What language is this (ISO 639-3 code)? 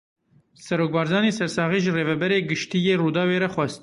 kur